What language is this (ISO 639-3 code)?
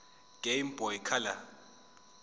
zul